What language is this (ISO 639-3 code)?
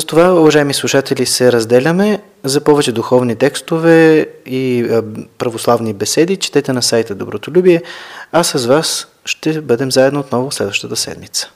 bul